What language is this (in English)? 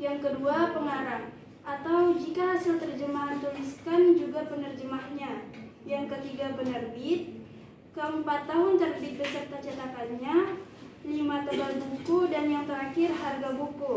Indonesian